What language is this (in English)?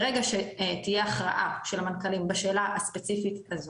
Hebrew